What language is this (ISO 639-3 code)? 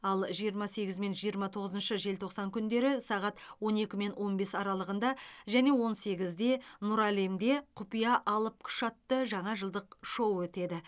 kaz